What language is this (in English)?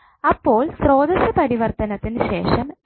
Malayalam